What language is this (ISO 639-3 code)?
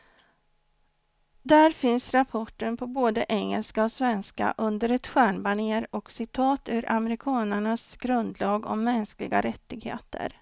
swe